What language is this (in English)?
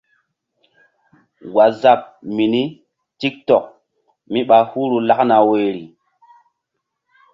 Mbum